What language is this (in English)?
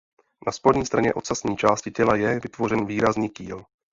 Czech